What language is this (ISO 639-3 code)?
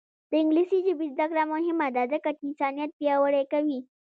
pus